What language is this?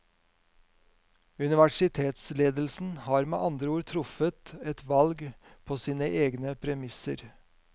Norwegian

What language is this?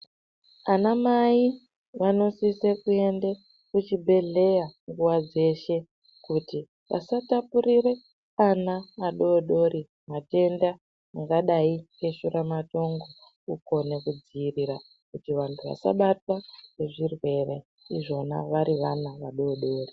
Ndau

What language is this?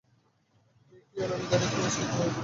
Bangla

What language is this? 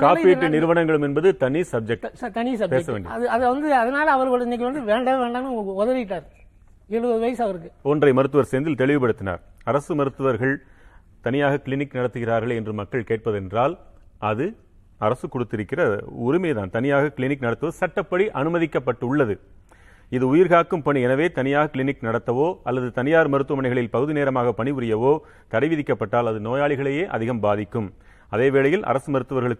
Tamil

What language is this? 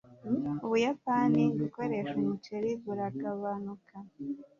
Kinyarwanda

